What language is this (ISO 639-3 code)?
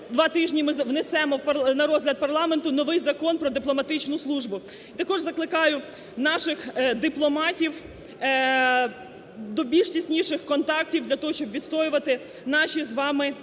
ukr